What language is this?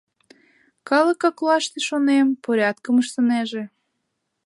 Mari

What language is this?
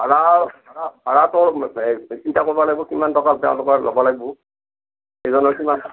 Assamese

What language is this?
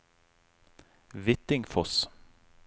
Norwegian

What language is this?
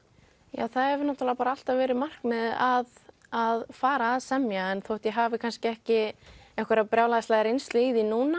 Icelandic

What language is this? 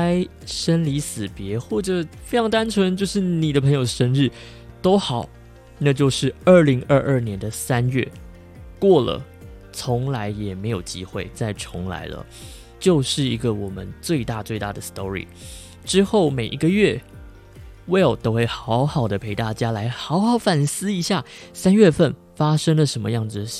Chinese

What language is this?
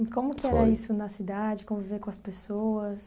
Portuguese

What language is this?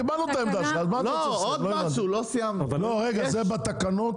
Hebrew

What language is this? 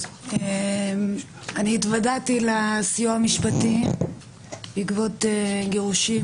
Hebrew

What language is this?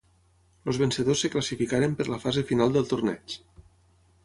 Catalan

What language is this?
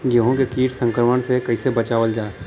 Bhojpuri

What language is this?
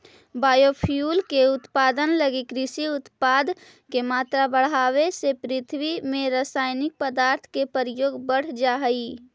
Magahi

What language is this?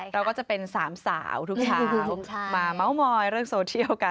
Thai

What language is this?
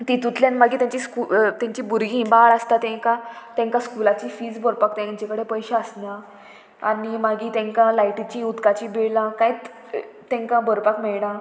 Konkani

